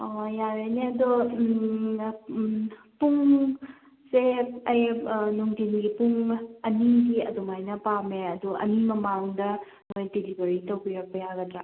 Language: Manipuri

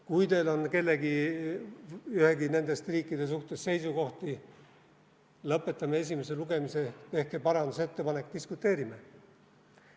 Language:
Estonian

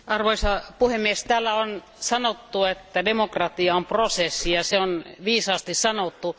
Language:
Finnish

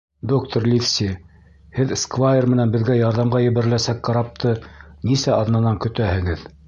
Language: Bashkir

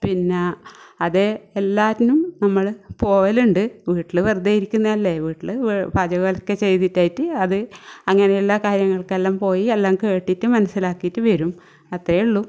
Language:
Malayalam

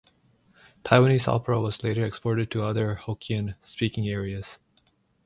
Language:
English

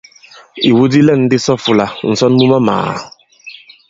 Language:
Bankon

